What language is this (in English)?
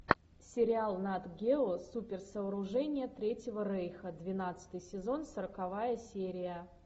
Russian